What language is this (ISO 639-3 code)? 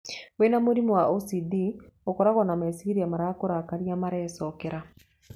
kik